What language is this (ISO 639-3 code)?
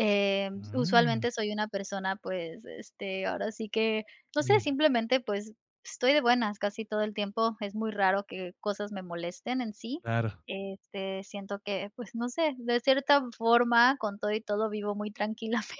spa